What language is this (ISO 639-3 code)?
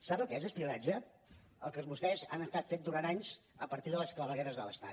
cat